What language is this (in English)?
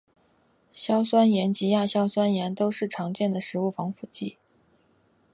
Chinese